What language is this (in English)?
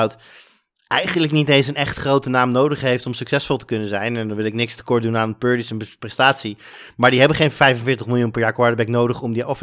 Dutch